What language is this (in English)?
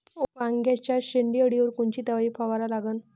Marathi